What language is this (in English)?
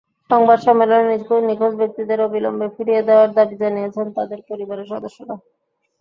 Bangla